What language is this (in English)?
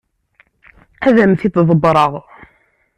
Kabyle